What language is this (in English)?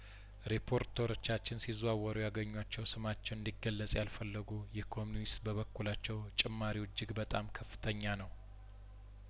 Amharic